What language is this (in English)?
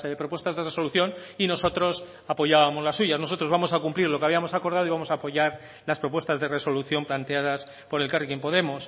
Spanish